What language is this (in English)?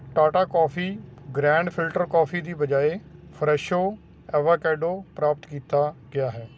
Punjabi